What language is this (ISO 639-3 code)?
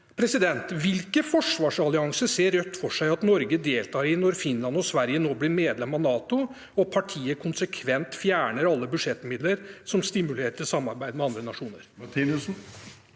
nor